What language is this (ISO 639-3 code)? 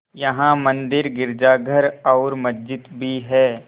hin